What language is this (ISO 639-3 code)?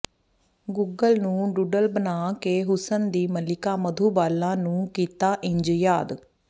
pan